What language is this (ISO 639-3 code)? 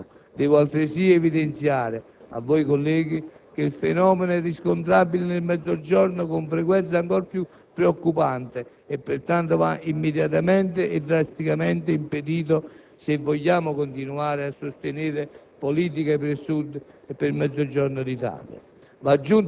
ita